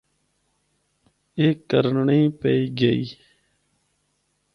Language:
Northern Hindko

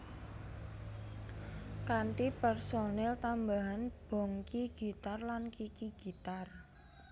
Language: Javanese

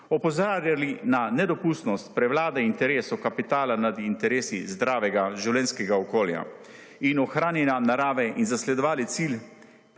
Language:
Slovenian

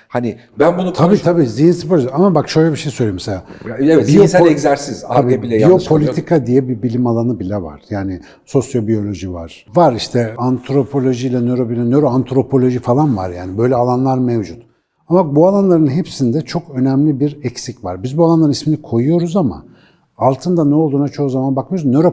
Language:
Turkish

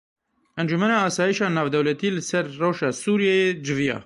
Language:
Kurdish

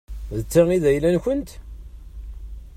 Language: Kabyle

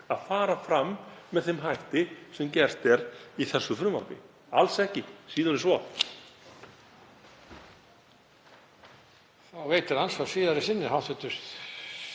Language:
Icelandic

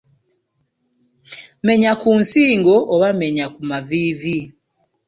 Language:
Ganda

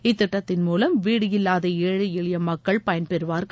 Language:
Tamil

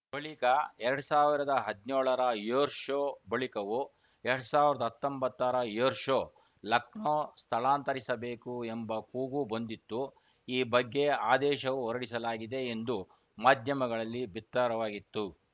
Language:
Kannada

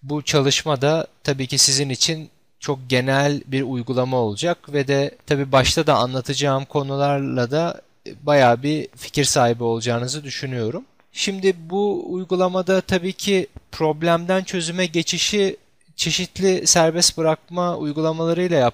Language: Turkish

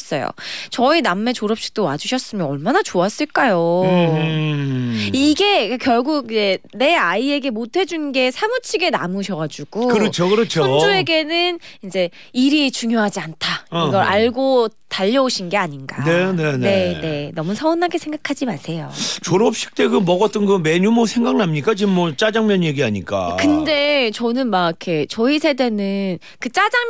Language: Korean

